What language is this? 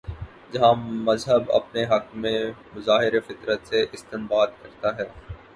Urdu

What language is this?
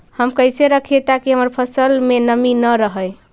Magahi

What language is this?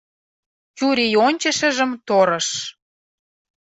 Mari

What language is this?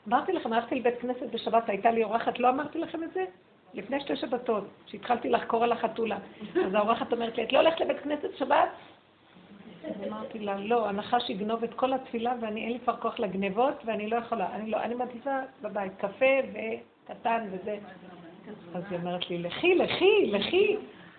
Hebrew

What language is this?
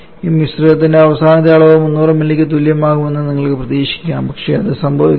Malayalam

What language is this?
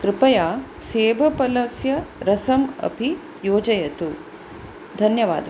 Sanskrit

